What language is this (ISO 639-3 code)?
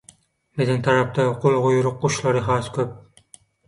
tuk